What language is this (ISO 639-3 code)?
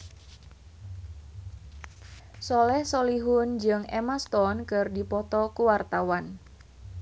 sun